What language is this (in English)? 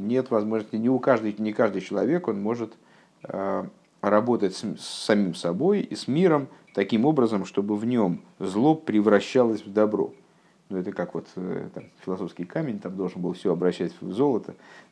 Russian